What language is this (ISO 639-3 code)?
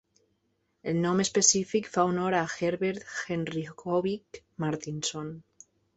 cat